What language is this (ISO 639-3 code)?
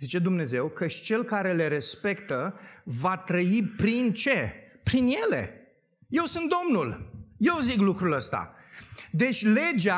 ron